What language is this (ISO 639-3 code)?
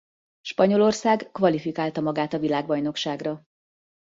hun